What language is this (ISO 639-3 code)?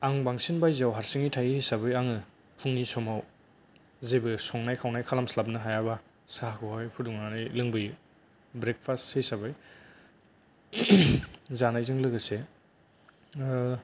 brx